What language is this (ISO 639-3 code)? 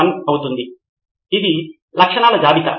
tel